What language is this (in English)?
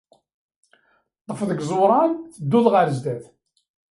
Kabyle